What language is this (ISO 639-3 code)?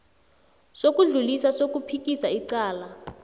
nbl